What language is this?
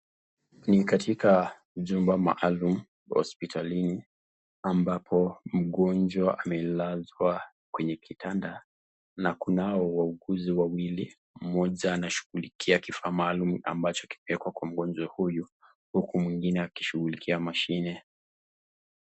Swahili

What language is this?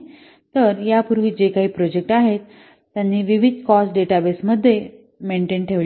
Marathi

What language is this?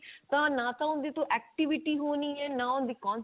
Punjabi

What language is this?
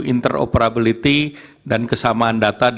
Indonesian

